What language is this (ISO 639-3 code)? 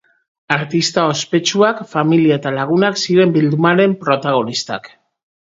eus